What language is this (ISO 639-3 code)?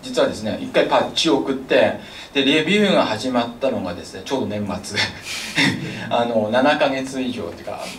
jpn